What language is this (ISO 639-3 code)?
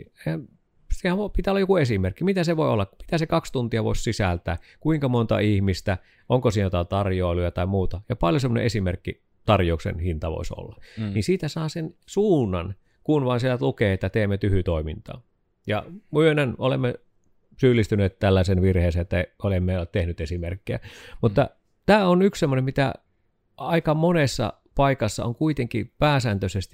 fin